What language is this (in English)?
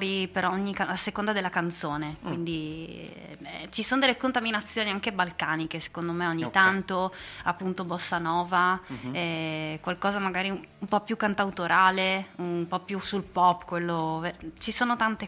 Italian